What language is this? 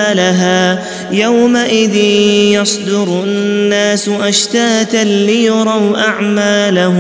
Arabic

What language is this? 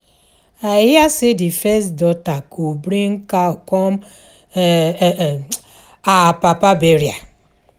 Nigerian Pidgin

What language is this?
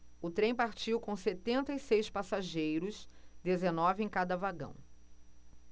Portuguese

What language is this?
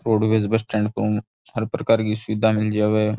Rajasthani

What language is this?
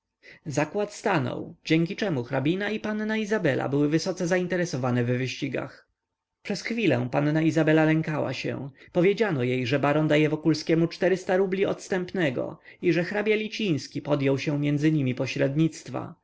Polish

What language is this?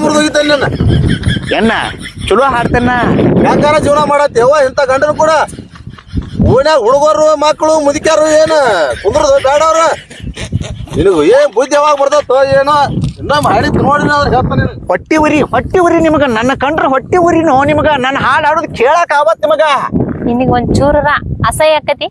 Kannada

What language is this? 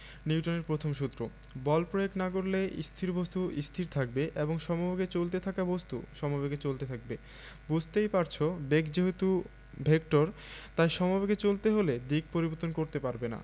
Bangla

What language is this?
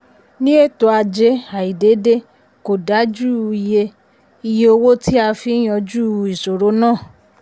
Yoruba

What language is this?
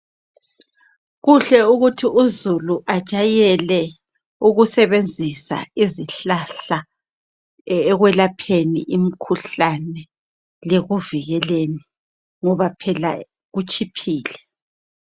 North Ndebele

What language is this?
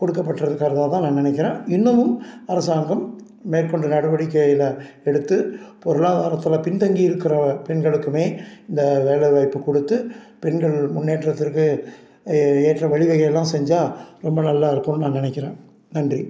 Tamil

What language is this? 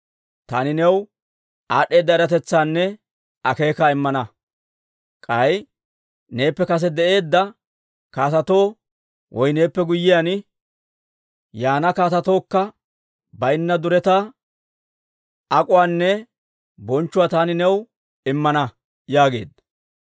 Dawro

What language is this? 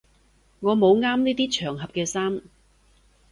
Cantonese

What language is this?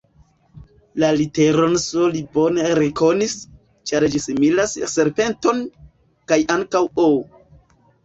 Esperanto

